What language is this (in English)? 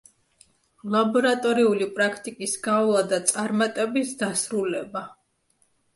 Georgian